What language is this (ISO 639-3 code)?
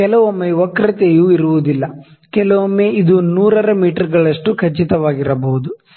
kan